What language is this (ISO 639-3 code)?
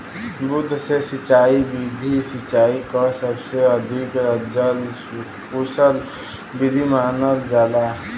bho